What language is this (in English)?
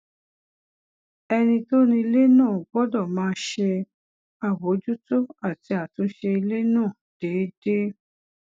Yoruba